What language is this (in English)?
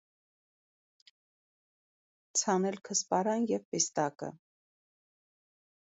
Armenian